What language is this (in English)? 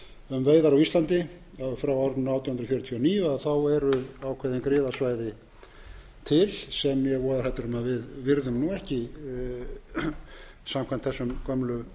Icelandic